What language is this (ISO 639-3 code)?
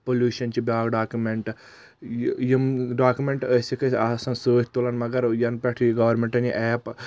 kas